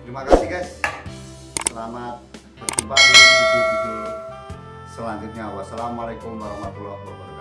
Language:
Indonesian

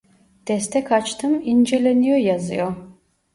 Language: Turkish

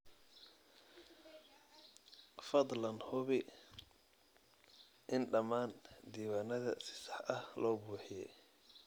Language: Somali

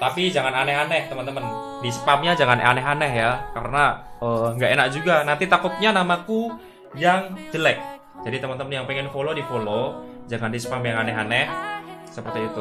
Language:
Indonesian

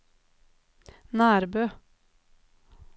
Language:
Norwegian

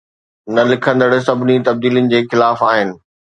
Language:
Sindhi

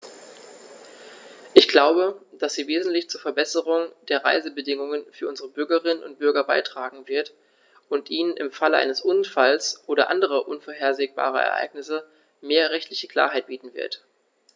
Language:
German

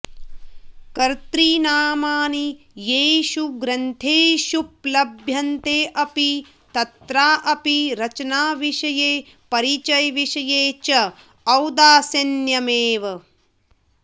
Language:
Sanskrit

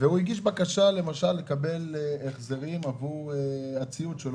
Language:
Hebrew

